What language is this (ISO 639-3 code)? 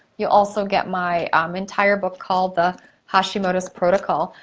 eng